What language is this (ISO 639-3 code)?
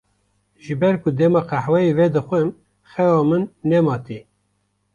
kur